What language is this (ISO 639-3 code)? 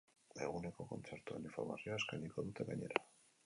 eus